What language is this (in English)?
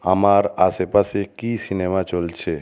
Bangla